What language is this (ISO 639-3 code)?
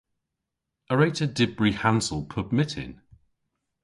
cor